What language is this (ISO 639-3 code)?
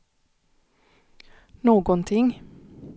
swe